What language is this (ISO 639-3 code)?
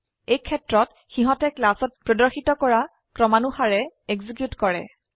asm